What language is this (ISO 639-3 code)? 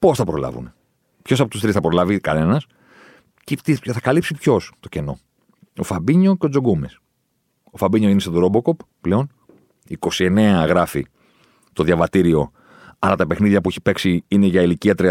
ell